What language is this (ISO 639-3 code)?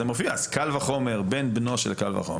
heb